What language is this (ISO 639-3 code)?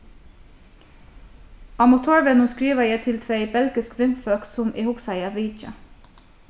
fao